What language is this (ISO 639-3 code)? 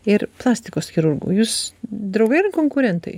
lit